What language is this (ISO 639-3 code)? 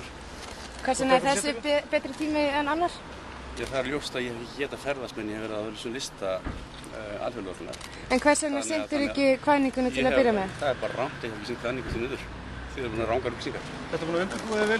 ron